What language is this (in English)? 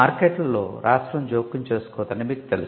Telugu